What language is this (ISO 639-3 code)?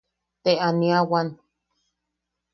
yaq